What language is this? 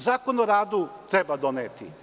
Serbian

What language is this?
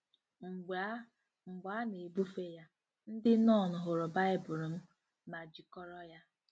Igbo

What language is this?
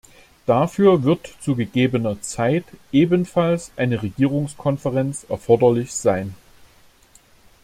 German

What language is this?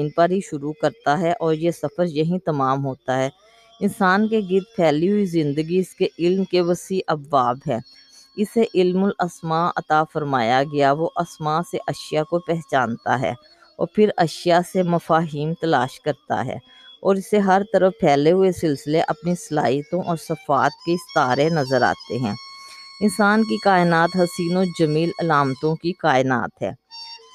Urdu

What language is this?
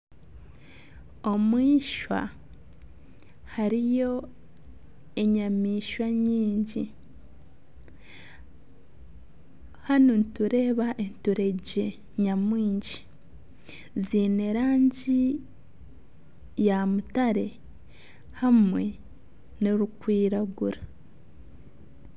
Nyankole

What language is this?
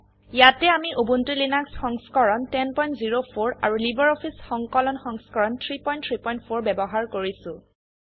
Assamese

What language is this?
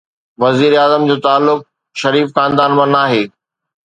Sindhi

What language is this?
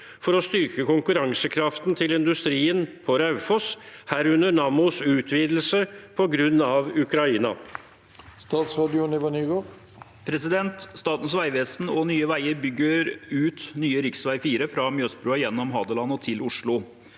Norwegian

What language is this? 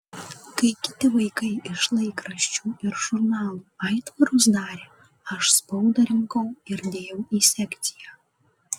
Lithuanian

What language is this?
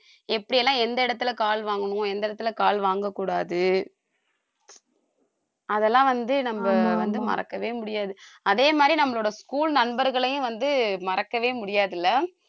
Tamil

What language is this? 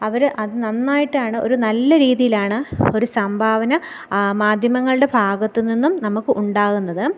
Malayalam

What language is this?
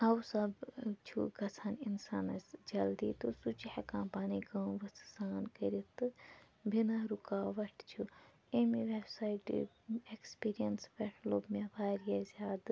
Kashmiri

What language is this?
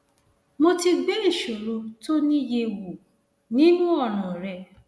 Yoruba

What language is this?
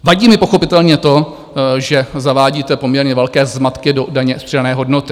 Czech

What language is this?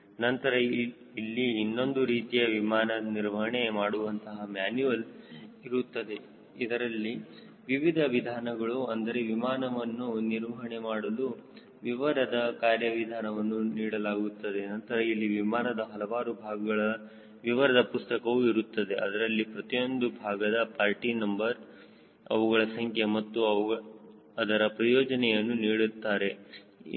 Kannada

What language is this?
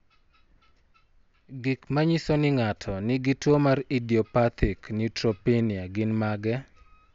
Luo (Kenya and Tanzania)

